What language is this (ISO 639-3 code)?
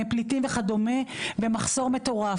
heb